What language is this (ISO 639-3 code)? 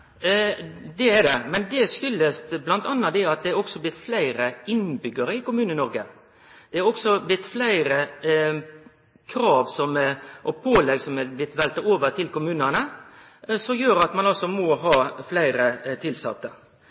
nno